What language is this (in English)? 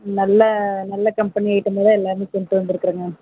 Tamil